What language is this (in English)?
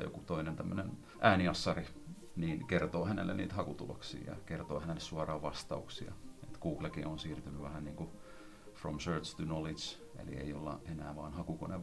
Finnish